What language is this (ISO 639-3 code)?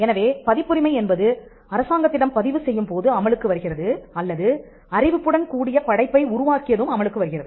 tam